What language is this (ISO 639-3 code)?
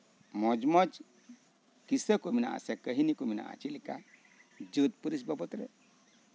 sat